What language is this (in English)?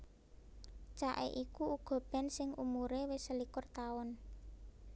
Javanese